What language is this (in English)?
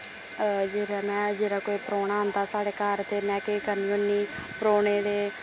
Dogri